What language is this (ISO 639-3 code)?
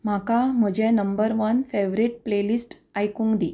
kok